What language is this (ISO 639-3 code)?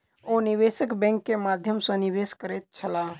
mai